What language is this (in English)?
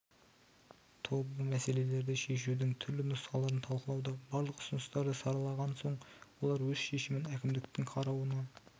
Kazakh